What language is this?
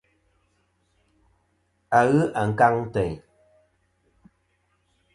Kom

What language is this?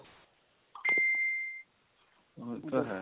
Punjabi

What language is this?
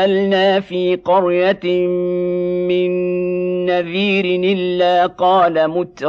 Arabic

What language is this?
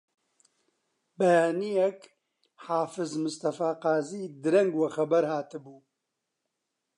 Central Kurdish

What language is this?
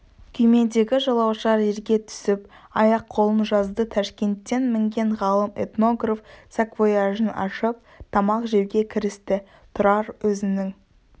Kazakh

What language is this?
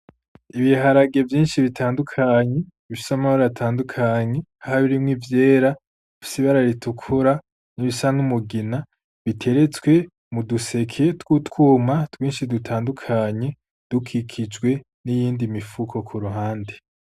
Rundi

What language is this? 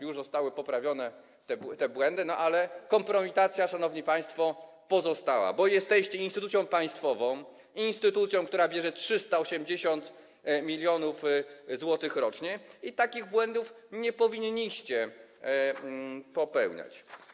Polish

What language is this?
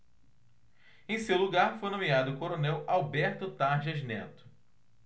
Portuguese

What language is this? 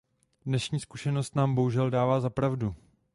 Czech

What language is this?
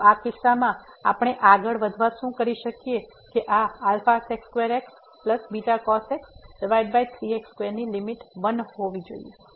Gujarati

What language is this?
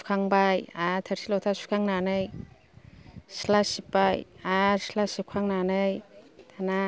Bodo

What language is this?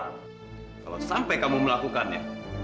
Indonesian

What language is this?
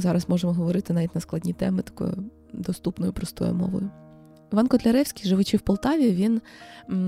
Ukrainian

